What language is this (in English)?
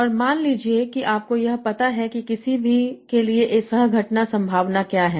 Hindi